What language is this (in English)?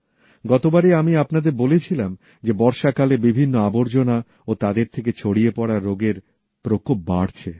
Bangla